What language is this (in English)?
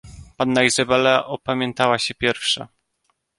Polish